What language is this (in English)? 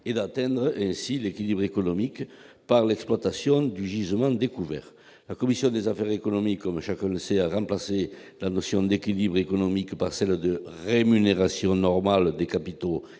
French